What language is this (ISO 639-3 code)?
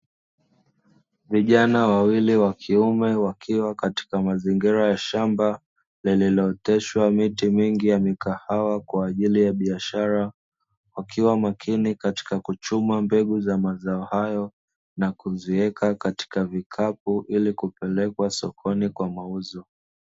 swa